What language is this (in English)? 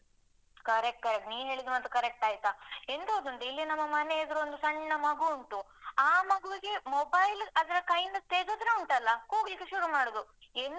Kannada